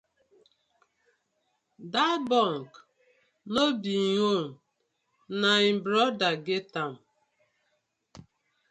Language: Nigerian Pidgin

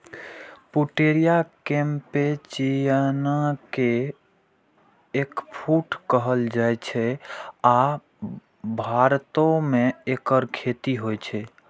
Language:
Maithili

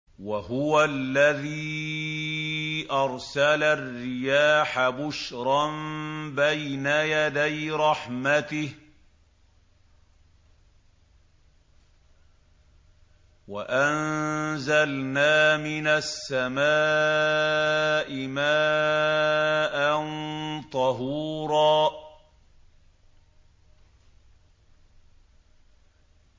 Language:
Arabic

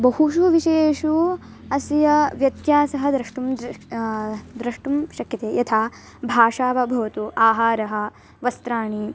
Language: Sanskrit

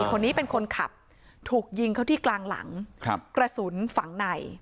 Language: Thai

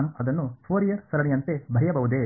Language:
Kannada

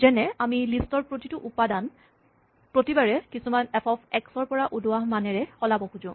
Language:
Assamese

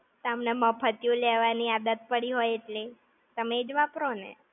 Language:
Gujarati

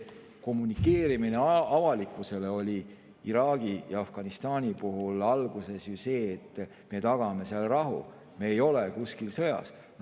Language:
Estonian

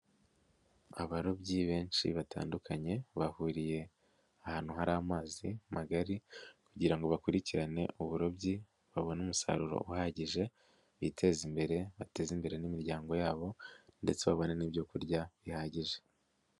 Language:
Kinyarwanda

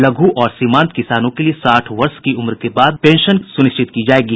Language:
Hindi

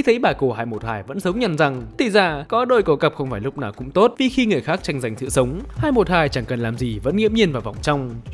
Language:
Vietnamese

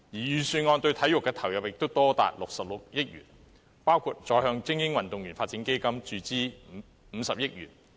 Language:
Cantonese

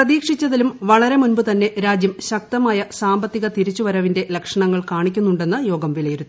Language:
Malayalam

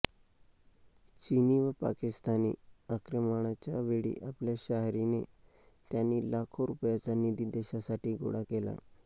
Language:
Marathi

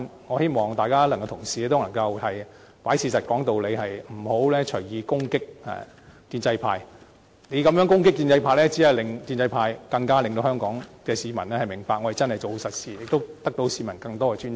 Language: Cantonese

